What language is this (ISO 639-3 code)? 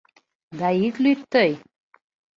chm